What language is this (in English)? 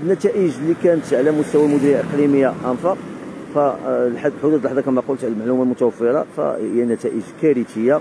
Arabic